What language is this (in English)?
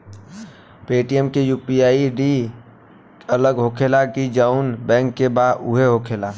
Bhojpuri